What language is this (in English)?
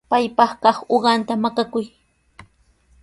Sihuas Ancash Quechua